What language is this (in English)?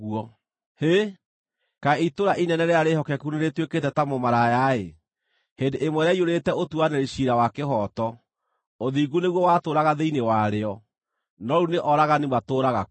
Kikuyu